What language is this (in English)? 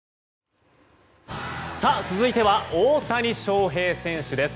Japanese